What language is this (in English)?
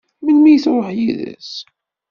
Kabyle